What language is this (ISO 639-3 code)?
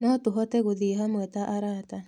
kik